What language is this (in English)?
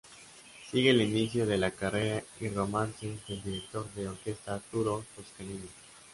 Spanish